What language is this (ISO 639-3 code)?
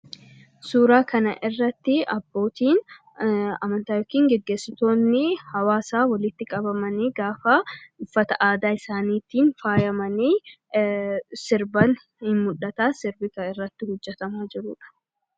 orm